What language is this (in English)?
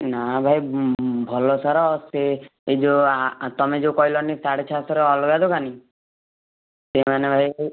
Odia